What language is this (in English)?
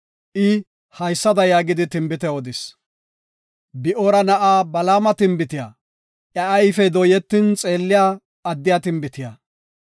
Gofa